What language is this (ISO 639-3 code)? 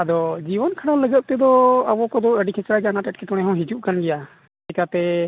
sat